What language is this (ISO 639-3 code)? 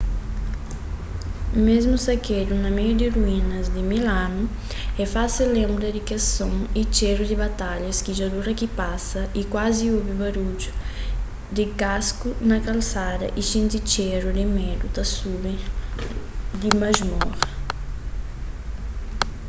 kea